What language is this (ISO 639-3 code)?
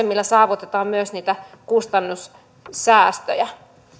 fin